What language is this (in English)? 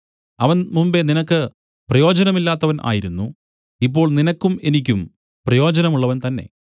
Malayalam